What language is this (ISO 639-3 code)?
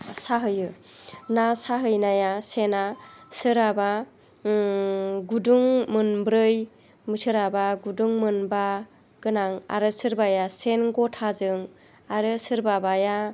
brx